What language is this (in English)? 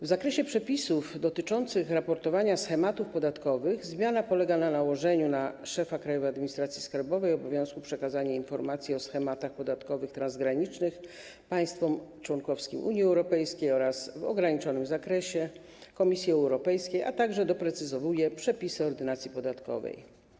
Polish